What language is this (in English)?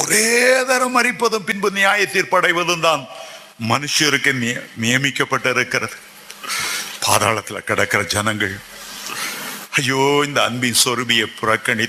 Tamil